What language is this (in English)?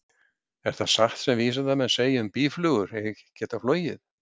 Icelandic